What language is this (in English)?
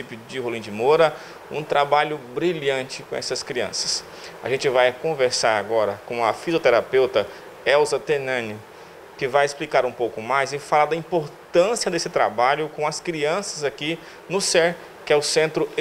Portuguese